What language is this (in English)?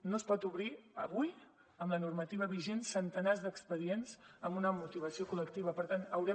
Catalan